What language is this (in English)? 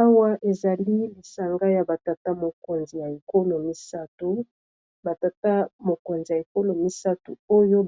Lingala